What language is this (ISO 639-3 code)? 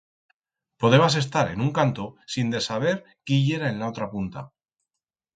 arg